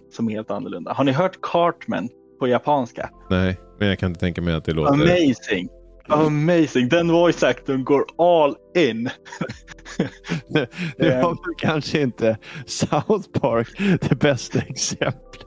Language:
Swedish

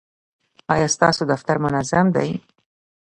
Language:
Pashto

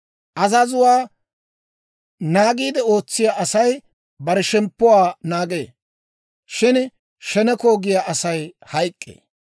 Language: Dawro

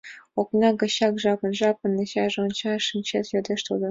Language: Mari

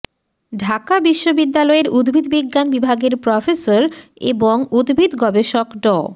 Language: Bangla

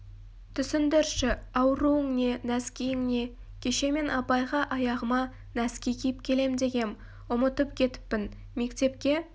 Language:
Kazakh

